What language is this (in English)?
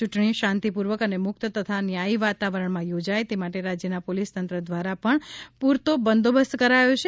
Gujarati